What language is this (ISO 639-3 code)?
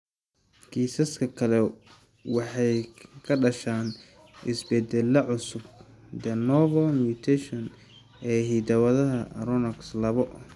som